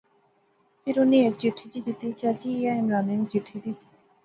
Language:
Pahari-Potwari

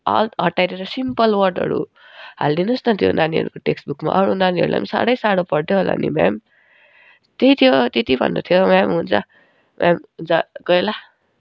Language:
Nepali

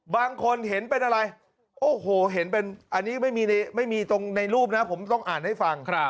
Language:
Thai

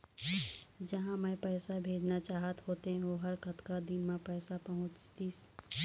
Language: Chhattisgarhi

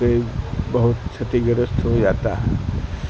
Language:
Urdu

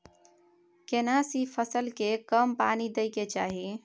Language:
Maithili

